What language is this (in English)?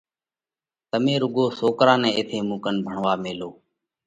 Parkari Koli